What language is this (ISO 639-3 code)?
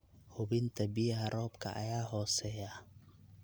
som